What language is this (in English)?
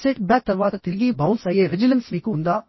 Telugu